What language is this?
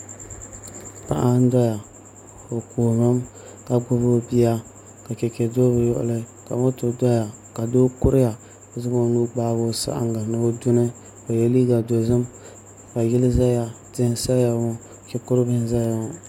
Dagbani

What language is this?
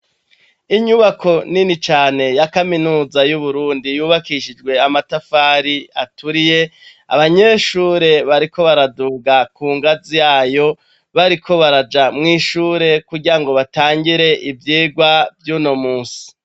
Rundi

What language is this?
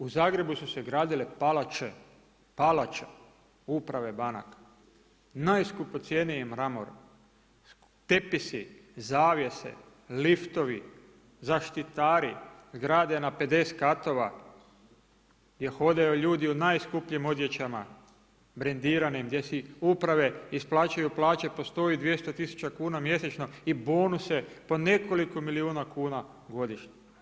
Croatian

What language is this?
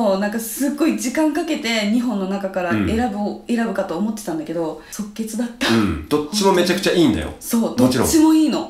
Japanese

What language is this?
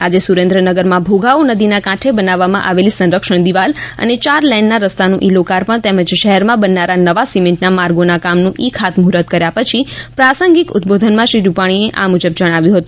Gujarati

